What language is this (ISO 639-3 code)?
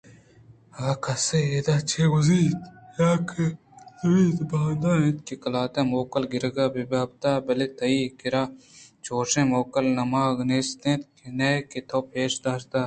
bgp